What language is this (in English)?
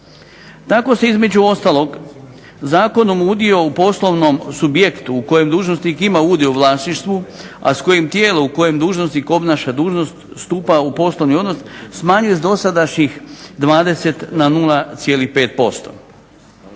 Croatian